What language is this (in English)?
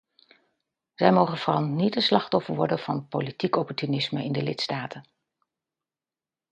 Dutch